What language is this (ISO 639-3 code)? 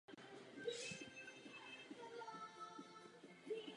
ces